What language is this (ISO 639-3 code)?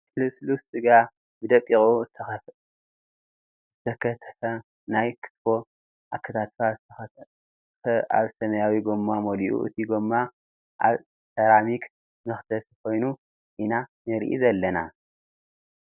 tir